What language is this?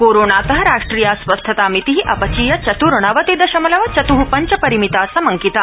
Sanskrit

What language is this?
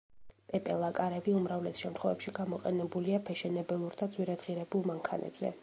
Georgian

